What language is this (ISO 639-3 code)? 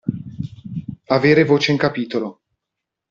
ita